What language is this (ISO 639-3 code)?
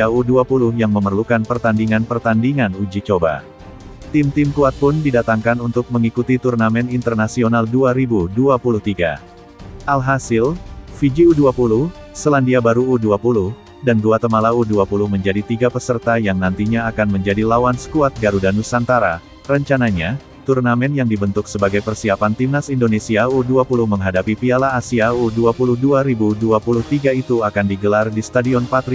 ind